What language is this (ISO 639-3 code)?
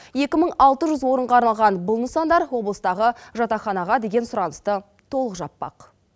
kaz